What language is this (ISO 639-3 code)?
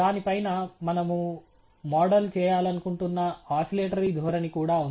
tel